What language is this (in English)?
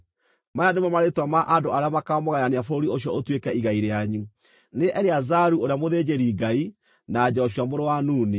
Kikuyu